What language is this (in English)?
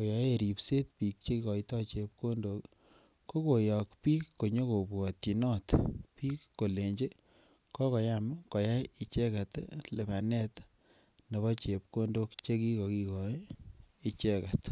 Kalenjin